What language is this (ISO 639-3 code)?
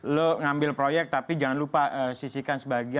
ind